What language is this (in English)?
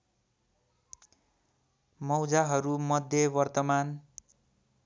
Nepali